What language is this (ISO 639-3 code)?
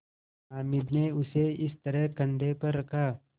hin